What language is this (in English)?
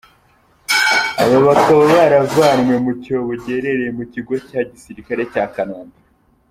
Kinyarwanda